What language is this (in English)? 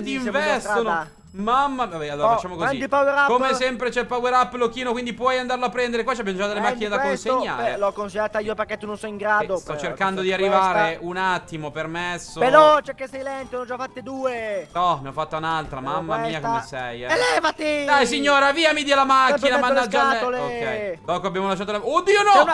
Italian